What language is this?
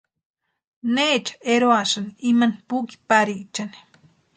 Western Highland Purepecha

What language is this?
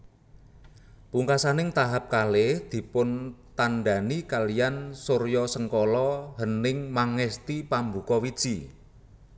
Javanese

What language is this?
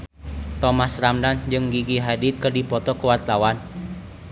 Sundanese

